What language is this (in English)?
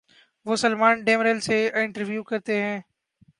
Urdu